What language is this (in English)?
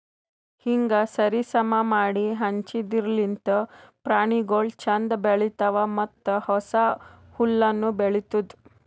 Kannada